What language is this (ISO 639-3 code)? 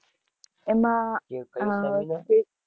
guj